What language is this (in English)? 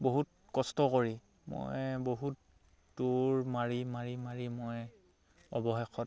Assamese